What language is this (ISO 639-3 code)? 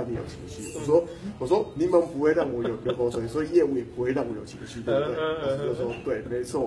zho